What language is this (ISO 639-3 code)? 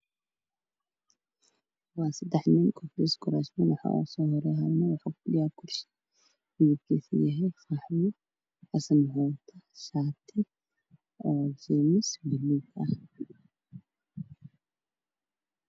som